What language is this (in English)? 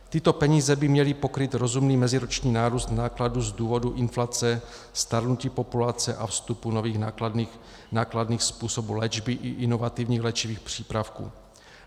Czech